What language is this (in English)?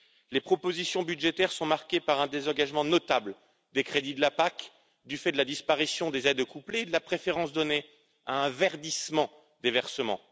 French